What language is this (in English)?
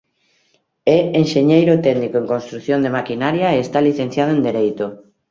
Galician